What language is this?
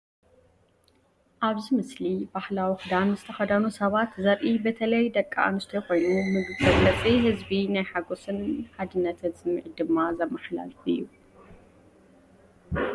Tigrinya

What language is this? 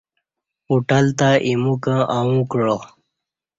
Kati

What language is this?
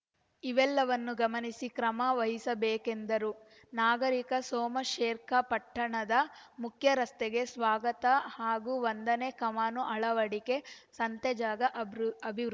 Kannada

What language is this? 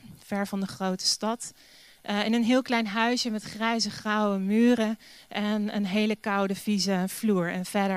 Dutch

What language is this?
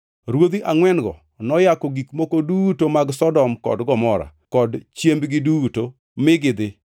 Luo (Kenya and Tanzania)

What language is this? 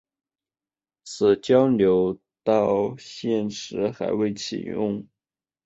Chinese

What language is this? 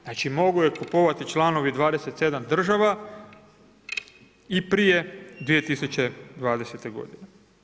Croatian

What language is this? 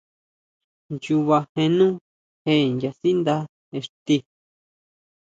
Huautla Mazatec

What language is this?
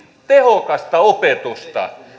Finnish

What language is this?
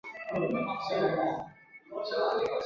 Chinese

